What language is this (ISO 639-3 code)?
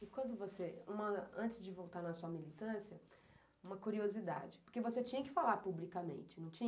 por